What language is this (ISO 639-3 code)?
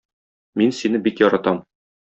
tat